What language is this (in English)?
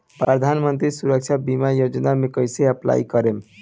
Bhojpuri